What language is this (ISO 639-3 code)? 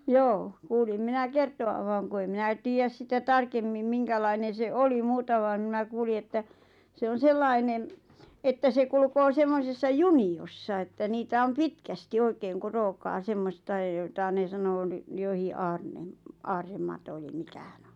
fin